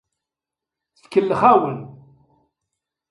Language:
Kabyle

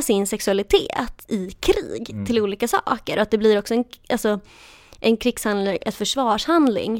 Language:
Swedish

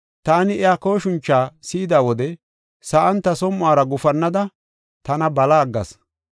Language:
Gofa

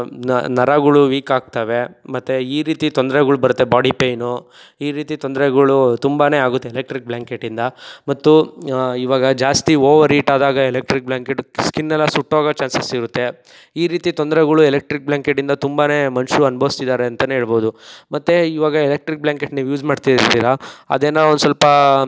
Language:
Kannada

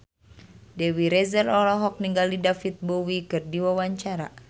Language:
Sundanese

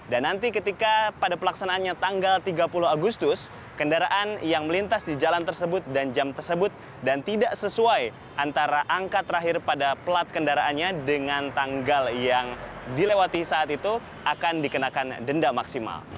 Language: Indonesian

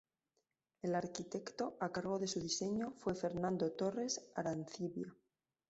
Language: Spanish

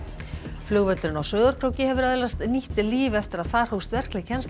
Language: Icelandic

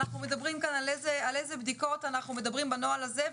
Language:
Hebrew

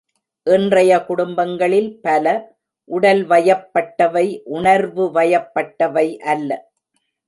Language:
Tamil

